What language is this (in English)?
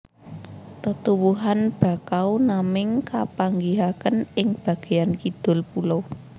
Javanese